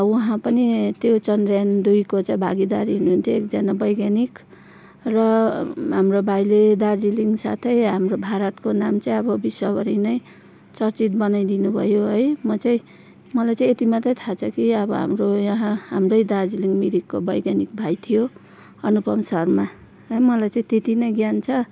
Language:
Nepali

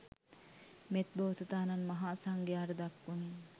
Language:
Sinhala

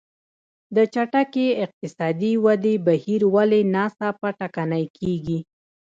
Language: Pashto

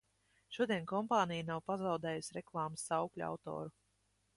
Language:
Latvian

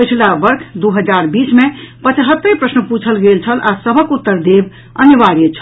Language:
Maithili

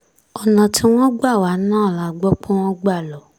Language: Yoruba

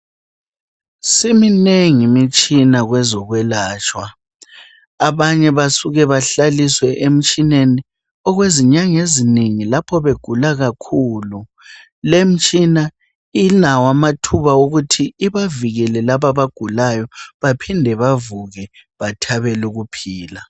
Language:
North Ndebele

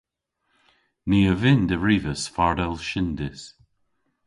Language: Cornish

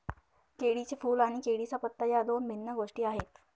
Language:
Marathi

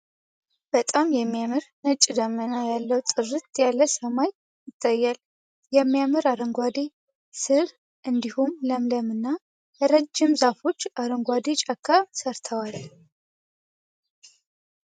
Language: Amharic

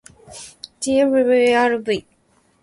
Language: Japanese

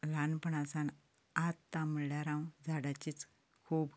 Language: Konkani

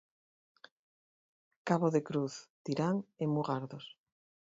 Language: Galician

